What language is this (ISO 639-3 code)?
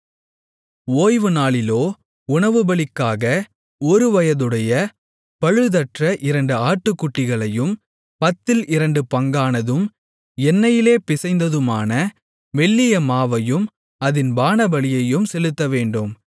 tam